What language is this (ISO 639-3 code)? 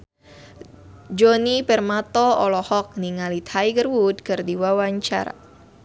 sun